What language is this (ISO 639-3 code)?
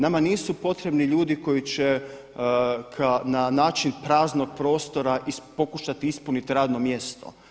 hrv